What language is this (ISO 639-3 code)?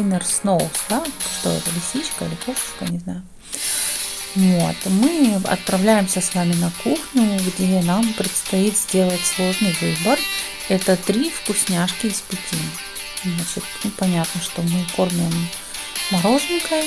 rus